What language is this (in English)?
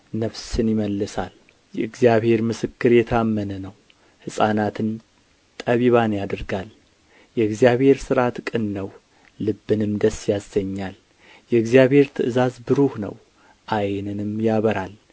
Amharic